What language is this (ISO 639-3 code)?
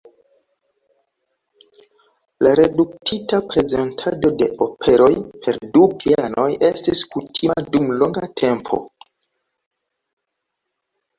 epo